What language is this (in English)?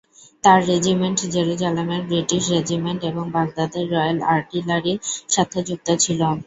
Bangla